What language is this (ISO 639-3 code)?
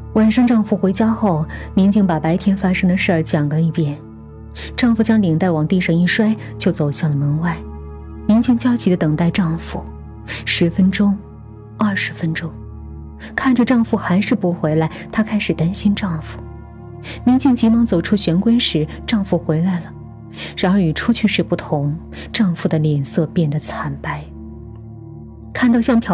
zho